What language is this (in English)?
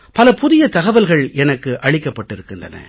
Tamil